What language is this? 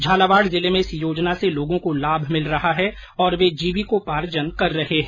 Hindi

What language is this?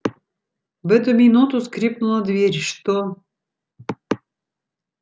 Russian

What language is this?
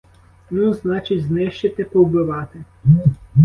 Ukrainian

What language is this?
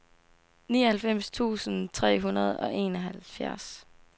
Danish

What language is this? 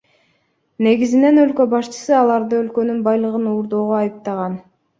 Kyrgyz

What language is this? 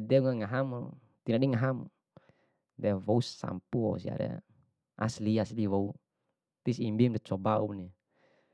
Bima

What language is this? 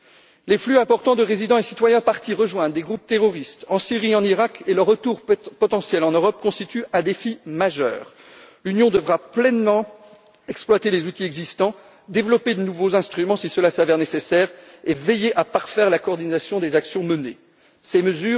French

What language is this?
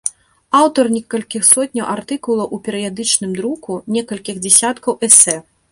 Belarusian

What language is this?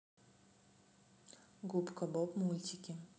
Russian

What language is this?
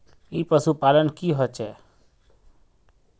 Magahi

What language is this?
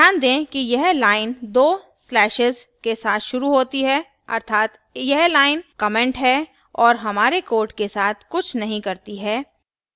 Hindi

